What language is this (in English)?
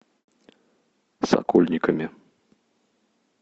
Russian